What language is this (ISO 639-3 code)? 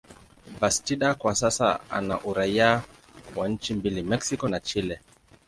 swa